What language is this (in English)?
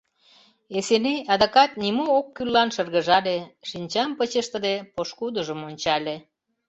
Mari